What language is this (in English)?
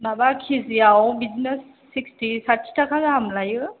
Bodo